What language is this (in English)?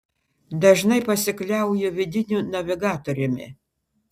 Lithuanian